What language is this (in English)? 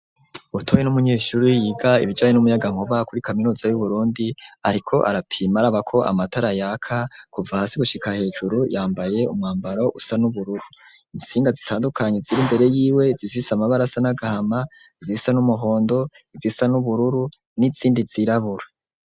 Rundi